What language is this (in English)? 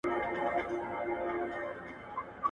Pashto